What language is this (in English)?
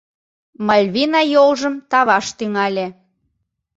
Mari